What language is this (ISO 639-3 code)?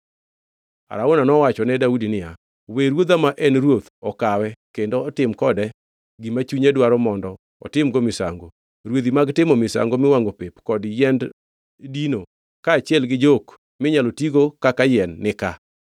luo